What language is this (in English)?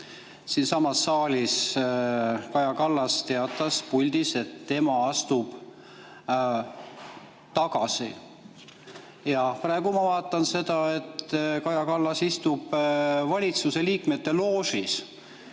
Estonian